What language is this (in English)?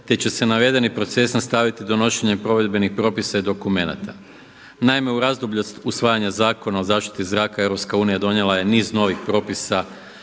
Croatian